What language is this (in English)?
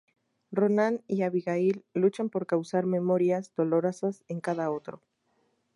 Spanish